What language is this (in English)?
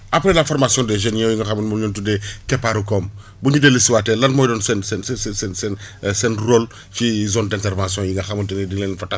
Wolof